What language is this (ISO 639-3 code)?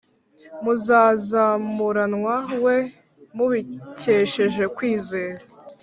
kin